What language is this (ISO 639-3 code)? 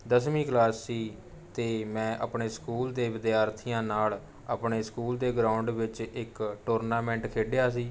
pan